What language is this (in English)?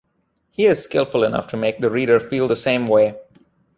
English